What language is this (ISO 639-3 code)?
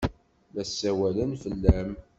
kab